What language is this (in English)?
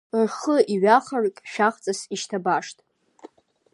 Abkhazian